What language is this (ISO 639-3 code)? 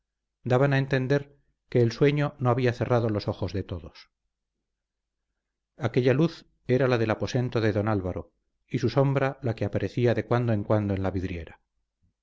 spa